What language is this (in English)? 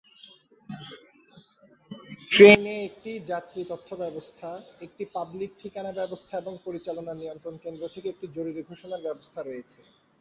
Bangla